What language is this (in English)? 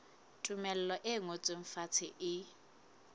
Southern Sotho